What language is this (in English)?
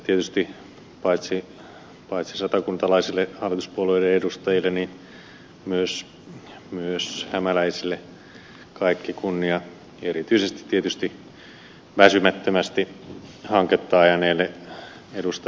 Finnish